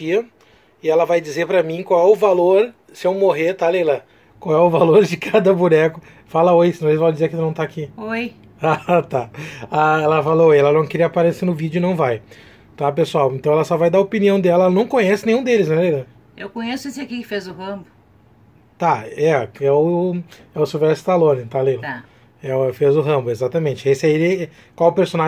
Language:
Portuguese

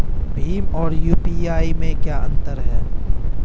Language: Hindi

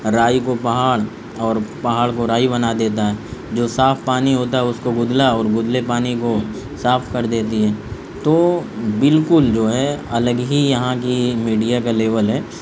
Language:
Urdu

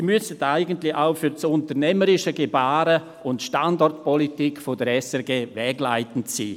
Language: Swiss German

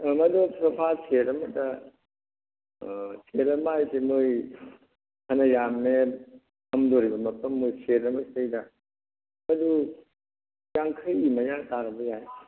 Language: Manipuri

